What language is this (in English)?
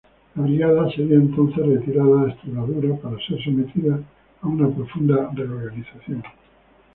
Spanish